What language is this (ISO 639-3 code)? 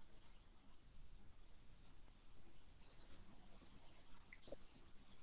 msa